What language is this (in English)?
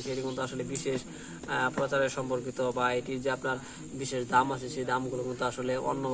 Arabic